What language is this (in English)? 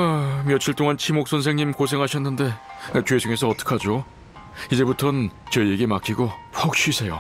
Korean